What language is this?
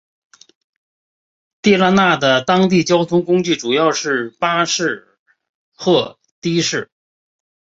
Chinese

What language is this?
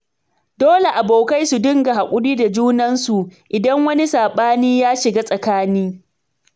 Hausa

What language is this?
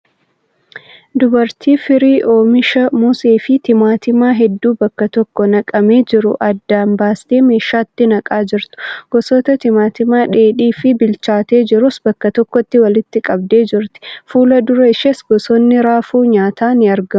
Oromo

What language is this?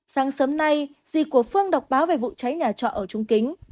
Vietnamese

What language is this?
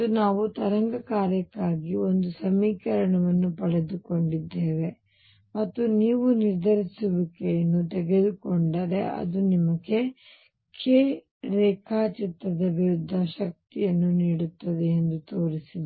Kannada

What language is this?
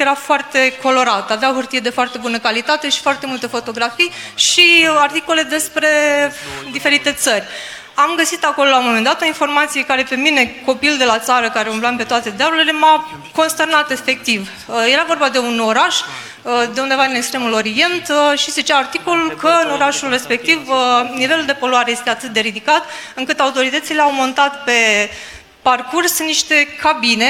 Romanian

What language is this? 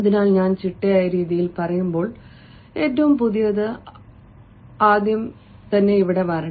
Malayalam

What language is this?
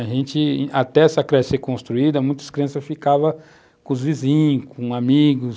Portuguese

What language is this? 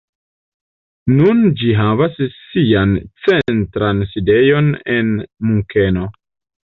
Esperanto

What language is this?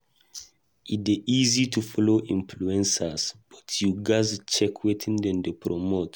Nigerian Pidgin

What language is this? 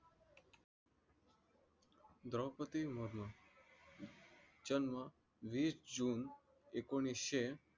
Marathi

